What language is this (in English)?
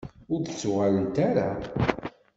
Kabyle